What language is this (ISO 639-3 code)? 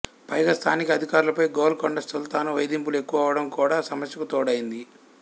tel